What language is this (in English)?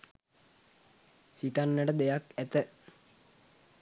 Sinhala